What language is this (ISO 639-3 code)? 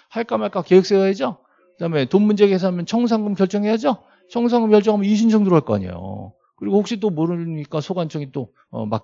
kor